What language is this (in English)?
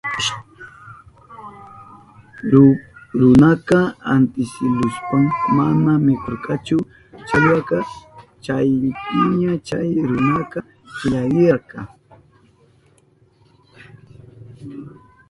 Southern Pastaza Quechua